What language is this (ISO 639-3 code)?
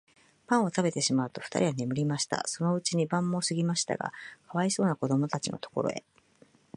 jpn